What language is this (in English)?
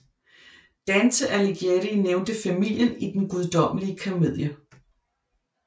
Danish